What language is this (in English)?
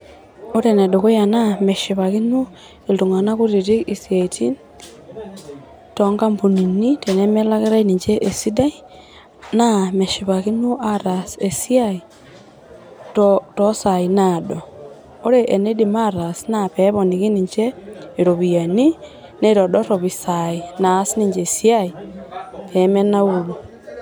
Masai